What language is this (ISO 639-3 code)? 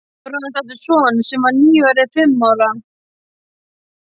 isl